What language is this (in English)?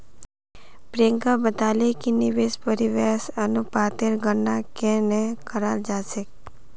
Magahi